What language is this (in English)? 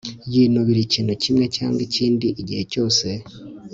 Kinyarwanda